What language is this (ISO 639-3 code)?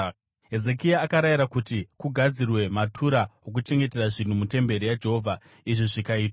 sna